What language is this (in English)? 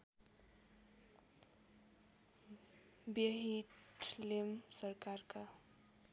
Nepali